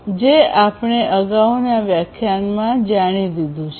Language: Gujarati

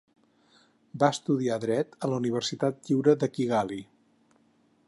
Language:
Catalan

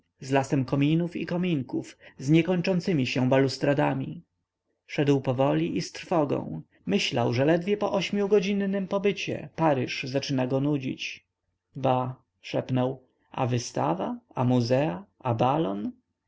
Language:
Polish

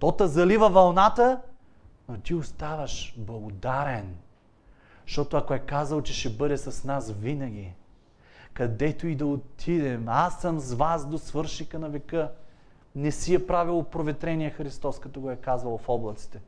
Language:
Bulgarian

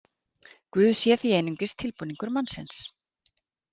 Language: Icelandic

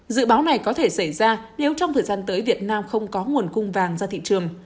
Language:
Vietnamese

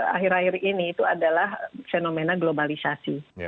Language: Indonesian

